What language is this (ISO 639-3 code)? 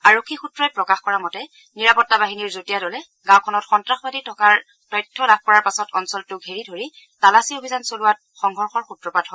asm